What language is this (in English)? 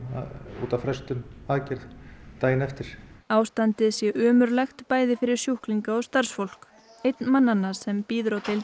Icelandic